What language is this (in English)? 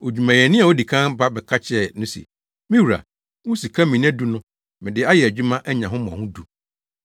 Akan